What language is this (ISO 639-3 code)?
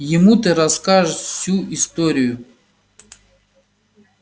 rus